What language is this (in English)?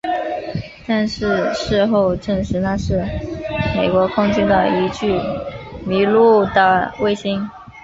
Chinese